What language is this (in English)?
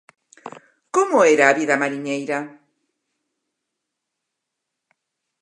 Galician